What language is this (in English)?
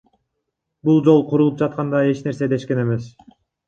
Kyrgyz